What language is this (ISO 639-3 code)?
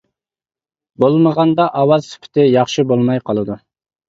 uig